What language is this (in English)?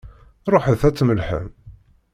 Kabyle